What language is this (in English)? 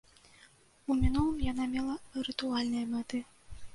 Belarusian